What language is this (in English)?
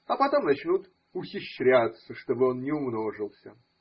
Russian